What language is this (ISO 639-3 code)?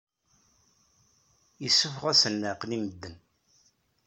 kab